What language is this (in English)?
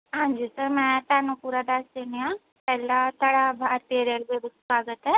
Punjabi